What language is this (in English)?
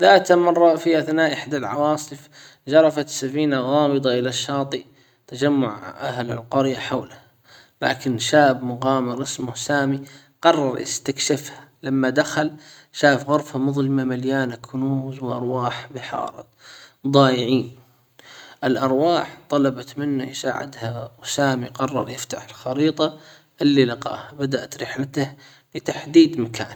Hijazi Arabic